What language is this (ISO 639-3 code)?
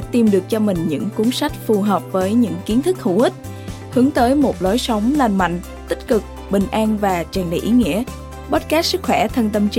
vie